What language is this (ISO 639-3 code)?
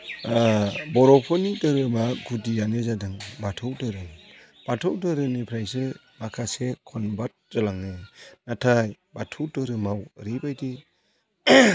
brx